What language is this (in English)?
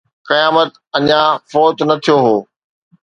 Sindhi